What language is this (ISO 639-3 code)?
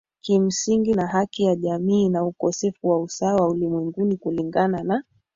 swa